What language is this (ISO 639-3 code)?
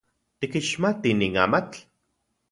ncx